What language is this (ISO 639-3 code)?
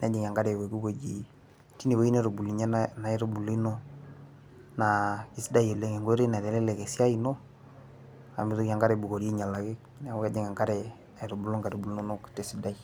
mas